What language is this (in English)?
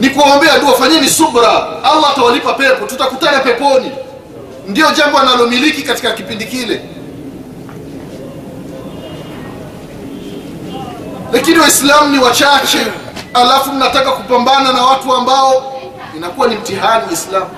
Swahili